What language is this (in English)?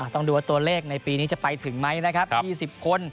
Thai